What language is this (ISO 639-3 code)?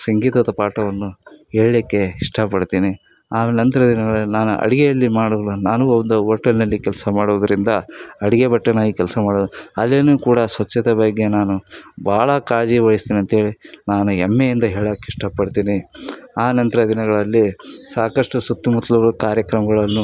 kan